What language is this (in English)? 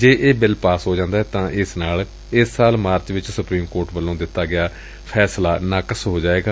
Punjabi